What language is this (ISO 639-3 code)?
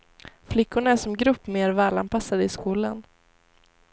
swe